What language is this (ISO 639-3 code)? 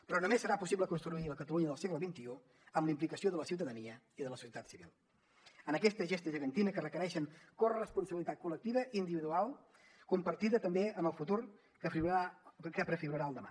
cat